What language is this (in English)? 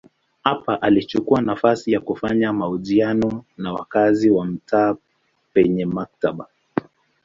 Swahili